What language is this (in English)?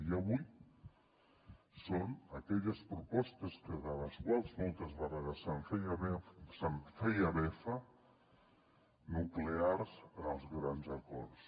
Catalan